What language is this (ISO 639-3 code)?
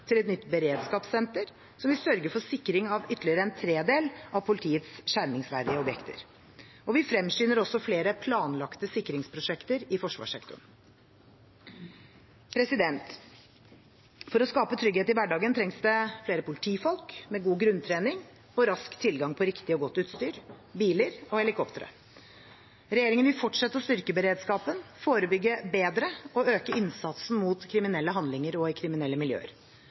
nob